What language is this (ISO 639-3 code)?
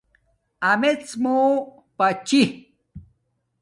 dmk